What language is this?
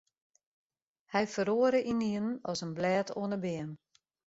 Western Frisian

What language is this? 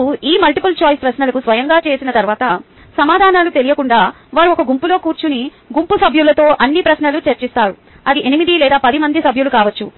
Telugu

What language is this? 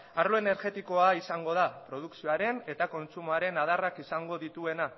Basque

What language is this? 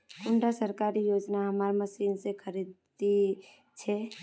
Magahi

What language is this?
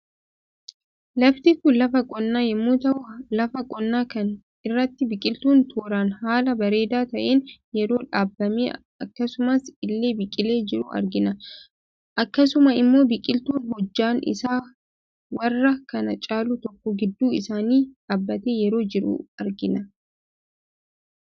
Oromo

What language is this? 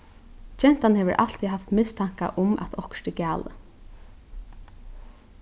Faroese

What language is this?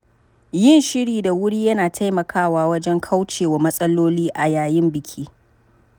Hausa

